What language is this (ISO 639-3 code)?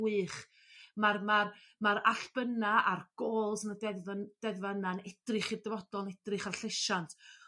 cym